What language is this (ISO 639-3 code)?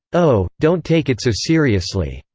eng